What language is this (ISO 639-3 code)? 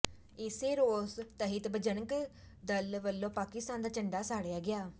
pan